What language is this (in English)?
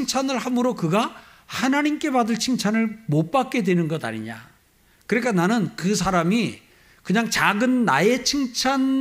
Korean